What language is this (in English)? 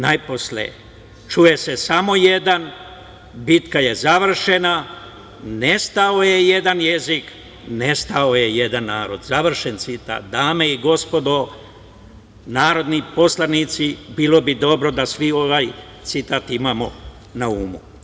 Serbian